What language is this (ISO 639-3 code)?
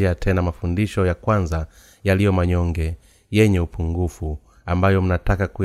swa